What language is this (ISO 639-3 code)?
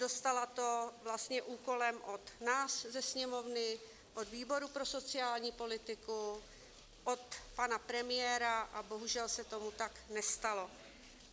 ces